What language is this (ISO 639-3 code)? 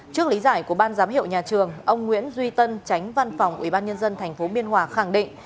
vie